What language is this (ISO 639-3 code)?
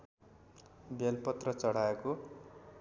nep